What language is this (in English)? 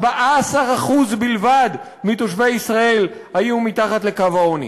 Hebrew